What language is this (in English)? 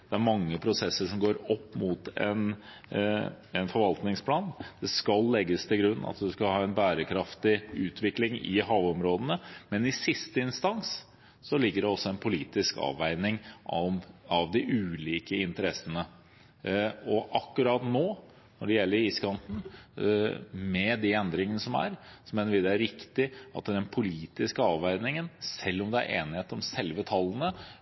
Norwegian Bokmål